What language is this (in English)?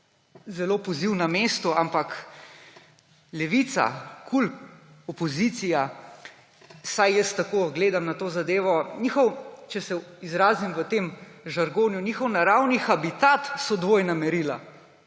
Slovenian